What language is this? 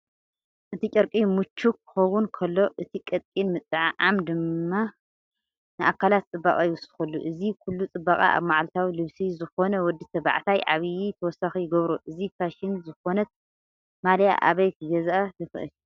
Tigrinya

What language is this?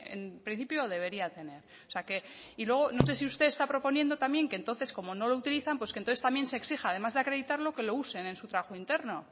Spanish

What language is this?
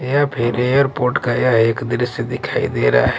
Hindi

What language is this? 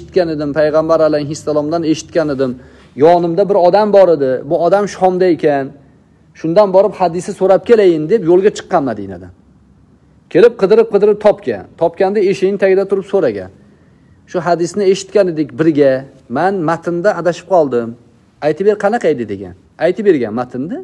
Turkish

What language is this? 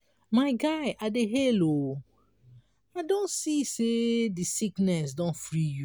Nigerian Pidgin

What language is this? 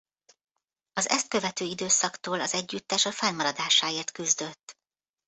Hungarian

